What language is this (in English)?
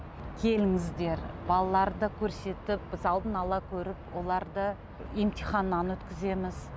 Kazakh